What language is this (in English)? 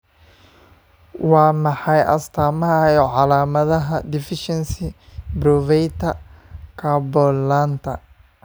Somali